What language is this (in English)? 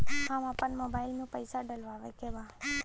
Bhojpuri